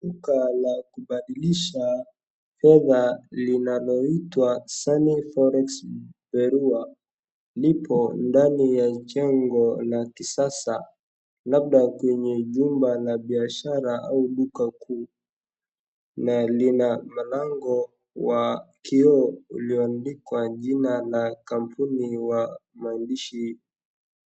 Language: Swahili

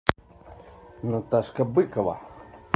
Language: Russian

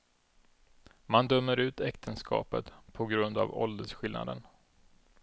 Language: Swedish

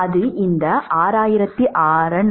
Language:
Tamil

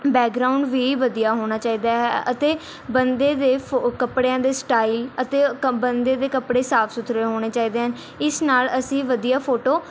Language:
Punjabi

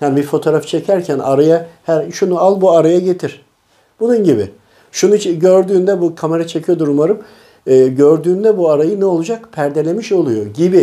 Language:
Turkish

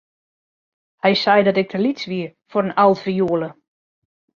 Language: Western Frisian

